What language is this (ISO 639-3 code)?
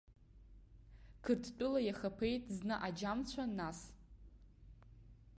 abk